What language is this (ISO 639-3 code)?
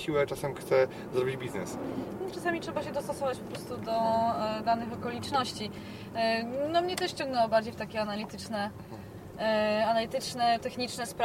pol